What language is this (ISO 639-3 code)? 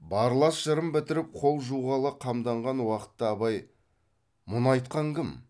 kaz